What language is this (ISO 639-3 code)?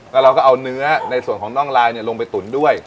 tha